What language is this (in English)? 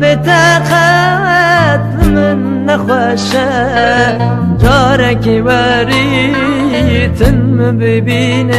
Greek